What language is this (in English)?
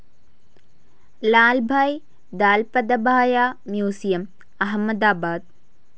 Malayalam